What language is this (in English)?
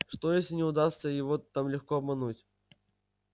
Russian